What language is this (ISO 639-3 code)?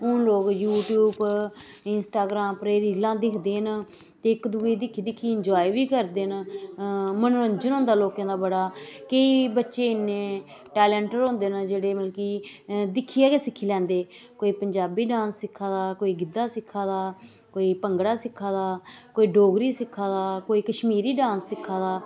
doi